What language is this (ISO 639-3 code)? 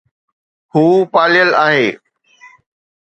snd